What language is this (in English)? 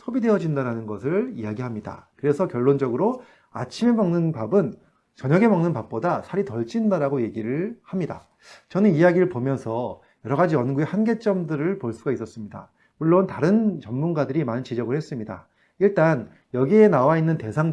Korean